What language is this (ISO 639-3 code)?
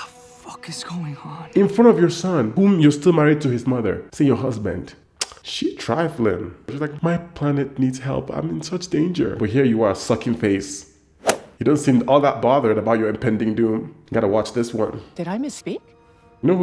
eng